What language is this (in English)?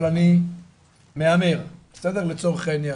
Hebrew